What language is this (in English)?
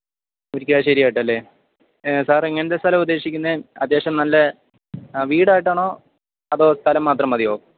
Malayalam